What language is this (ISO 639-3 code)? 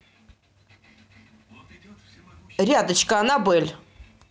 rus